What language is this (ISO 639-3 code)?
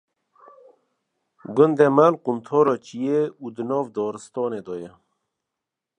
kur